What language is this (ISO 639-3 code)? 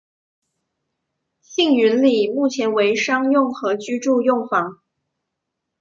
zho